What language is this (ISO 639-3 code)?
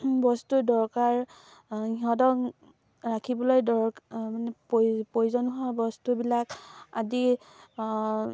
asm